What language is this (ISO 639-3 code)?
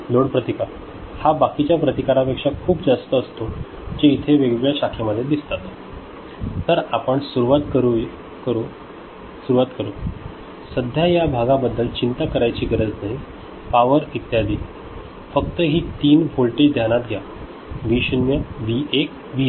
mar